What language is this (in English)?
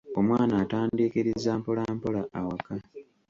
Ganda